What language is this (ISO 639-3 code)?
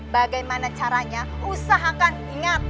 ind